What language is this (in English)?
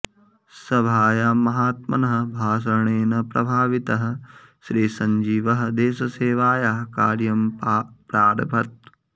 Sanskrit